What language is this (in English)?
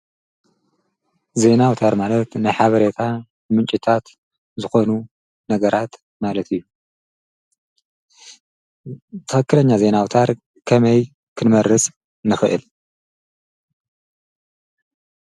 Tigrinya